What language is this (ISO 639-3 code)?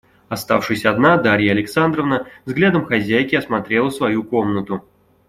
rus